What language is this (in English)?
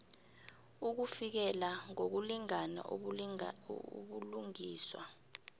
South Ndebele